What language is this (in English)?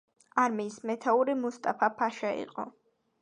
Georgian